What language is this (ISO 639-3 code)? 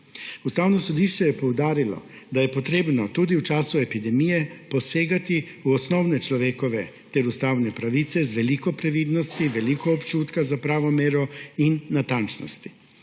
slv